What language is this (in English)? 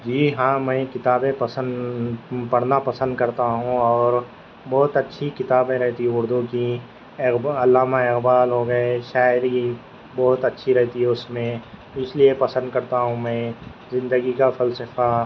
Urdu